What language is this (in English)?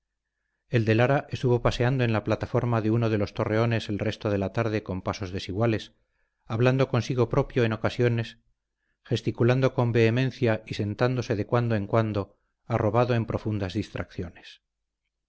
Spanish